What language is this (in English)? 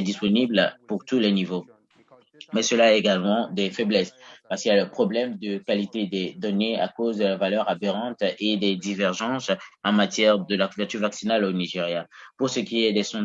French